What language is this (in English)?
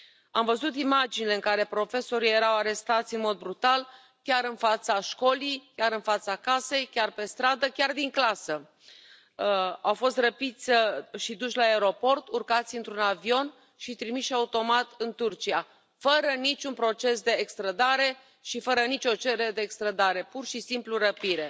Romanian